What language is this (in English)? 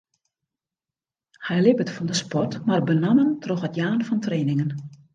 Western Frisian